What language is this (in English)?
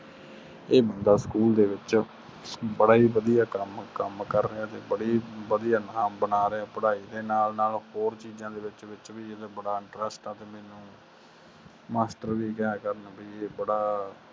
Punjabi